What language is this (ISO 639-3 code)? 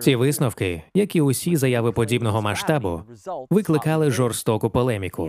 ukr